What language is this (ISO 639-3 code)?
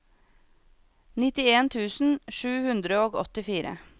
nor